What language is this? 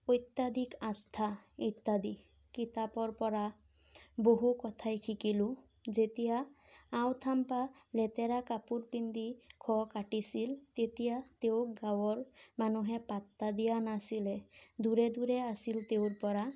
Assamese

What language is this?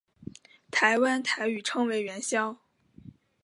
Chinese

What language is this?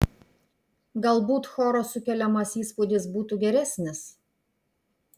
Lithuanian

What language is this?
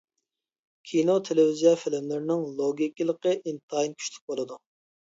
Uyghur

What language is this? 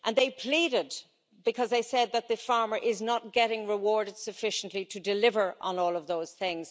English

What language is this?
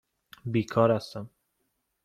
Persian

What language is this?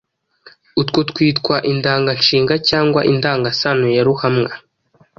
Kinyarwanda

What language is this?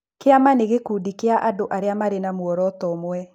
Kikuyu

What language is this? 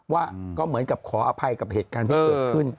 Thai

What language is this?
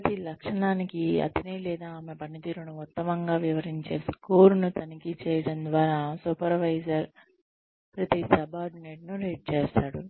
Telugu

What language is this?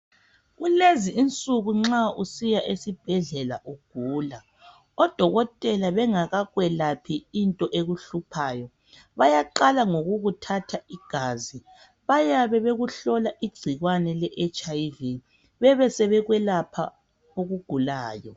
North Ndebele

